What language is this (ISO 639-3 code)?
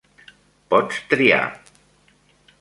cat